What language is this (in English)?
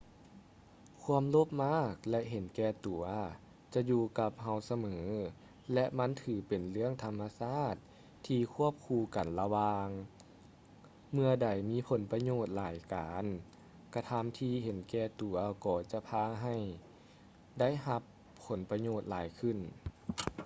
Lao